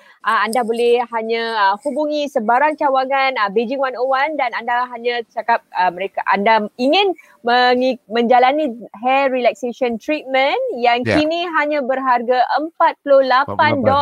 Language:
Malay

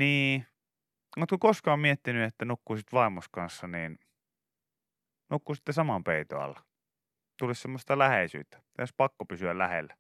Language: Finnish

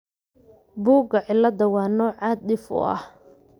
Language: Somali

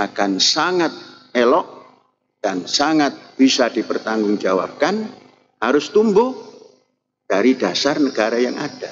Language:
Indonesian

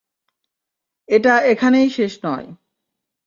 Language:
Bangla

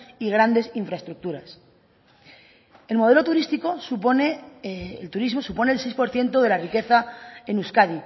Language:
Spanish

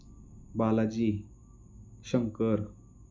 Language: Marathi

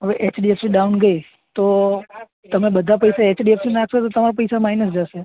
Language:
Gujarati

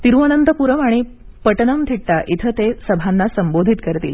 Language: Marathi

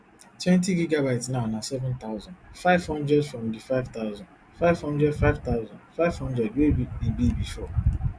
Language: Nigerian Pidgin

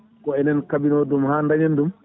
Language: Fula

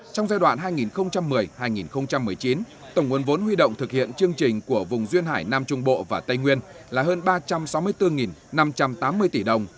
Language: Vietnamese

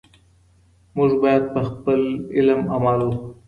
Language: Pashto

